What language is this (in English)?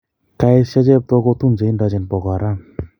Kalenjin